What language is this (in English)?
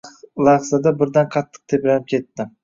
Uzbek